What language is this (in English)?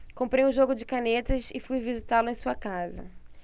Portuguese